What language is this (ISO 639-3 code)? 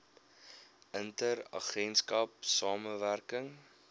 afr